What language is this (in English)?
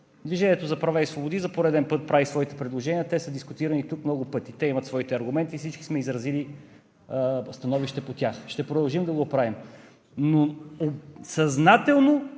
Bulgarian